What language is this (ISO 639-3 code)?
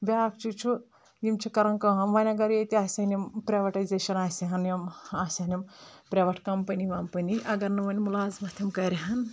kas